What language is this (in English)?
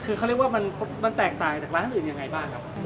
Thai